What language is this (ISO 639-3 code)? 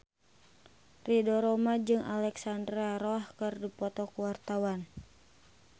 sun